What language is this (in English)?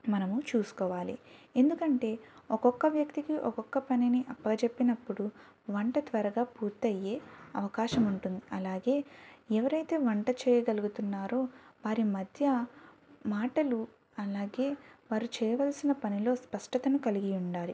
Telugu